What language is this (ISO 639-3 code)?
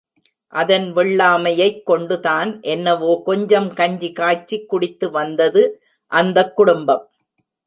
tam